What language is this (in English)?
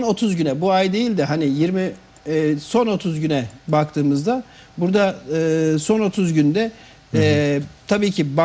Turkish